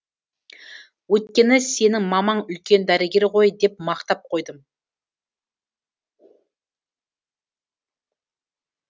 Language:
Kazakh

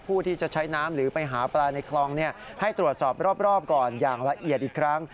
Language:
Thai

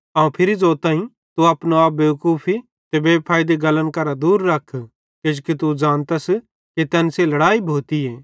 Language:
Bhadrawahi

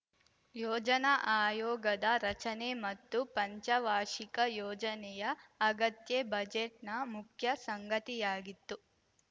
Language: Kannada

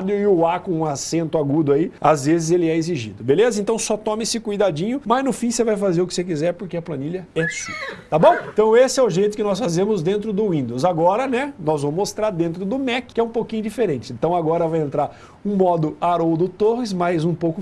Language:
Portuguese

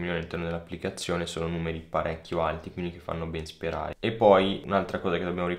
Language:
Italian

